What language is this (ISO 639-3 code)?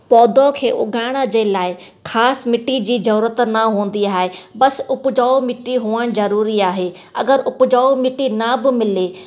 snd